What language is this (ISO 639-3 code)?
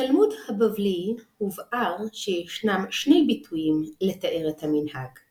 heb